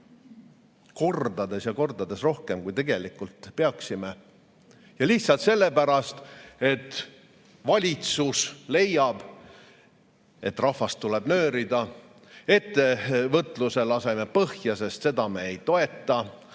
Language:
Estonian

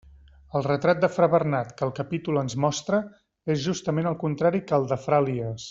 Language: Catalan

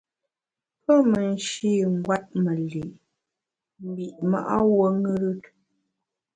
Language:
Bamun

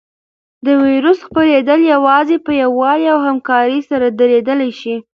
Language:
Pashto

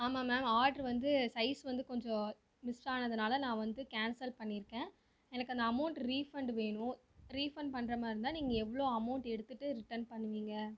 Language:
Tamil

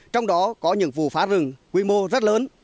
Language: Vietnamese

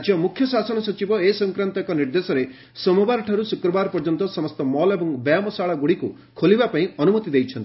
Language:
Odia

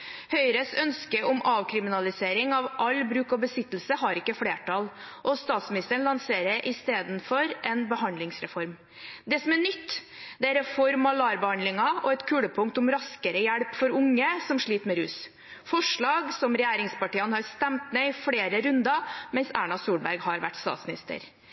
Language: Norwegian Bokmål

